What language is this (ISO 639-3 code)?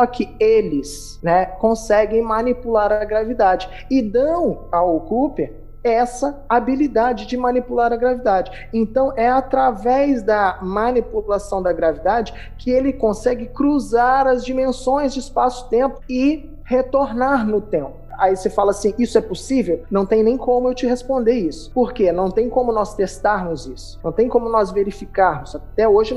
por